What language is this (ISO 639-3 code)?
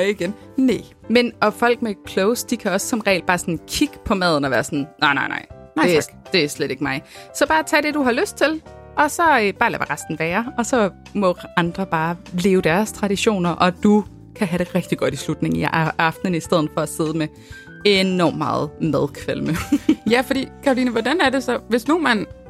dan